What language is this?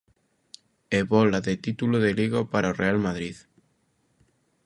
Galician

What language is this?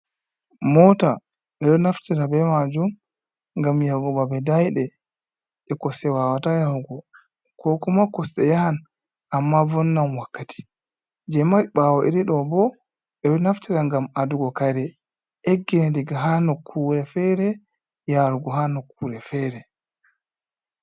Fula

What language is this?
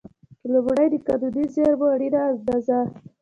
Pashto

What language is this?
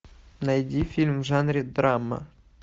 Russian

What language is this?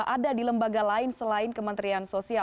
Indonesian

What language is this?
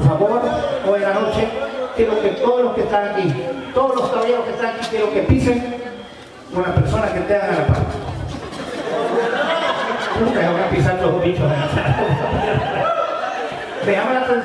Spanish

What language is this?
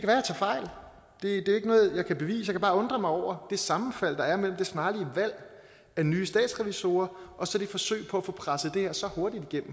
Danish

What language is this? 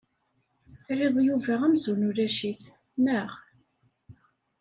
Kabyle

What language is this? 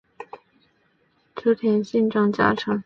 Chinese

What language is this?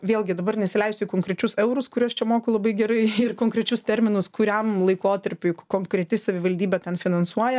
Lithuanian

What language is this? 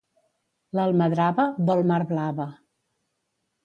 Catalan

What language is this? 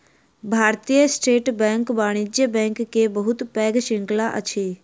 Maithili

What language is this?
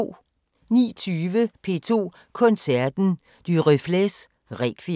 Danish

